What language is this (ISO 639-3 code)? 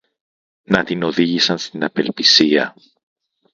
ell